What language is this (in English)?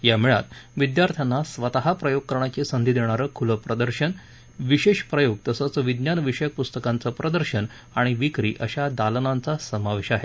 Marathi